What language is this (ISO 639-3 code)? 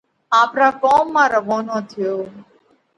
kvx